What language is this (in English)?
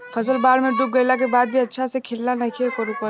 Bhojpuri